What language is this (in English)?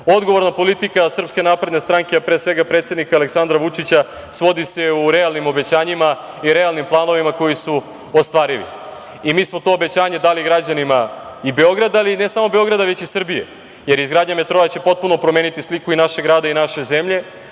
Serbian